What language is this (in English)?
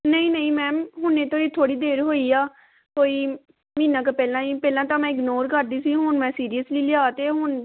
Punjabi